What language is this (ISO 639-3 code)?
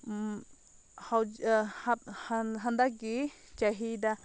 mni